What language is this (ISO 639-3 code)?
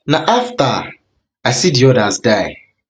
pcm